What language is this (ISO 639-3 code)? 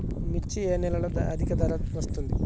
tel